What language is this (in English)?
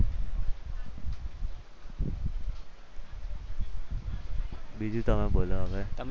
Gujarati